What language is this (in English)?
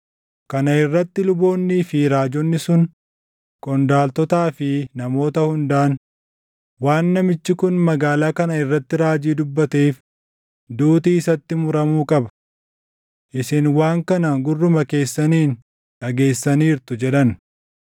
Oromo